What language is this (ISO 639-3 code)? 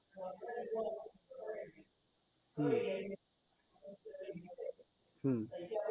guj